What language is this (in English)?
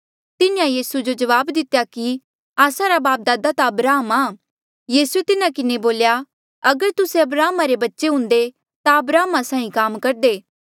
Mandeali